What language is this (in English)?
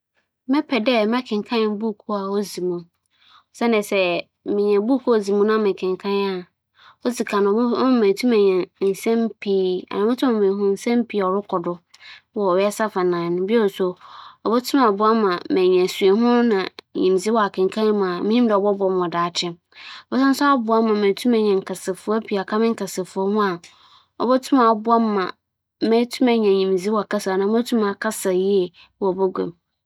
Akan